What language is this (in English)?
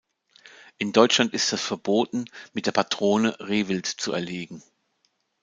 German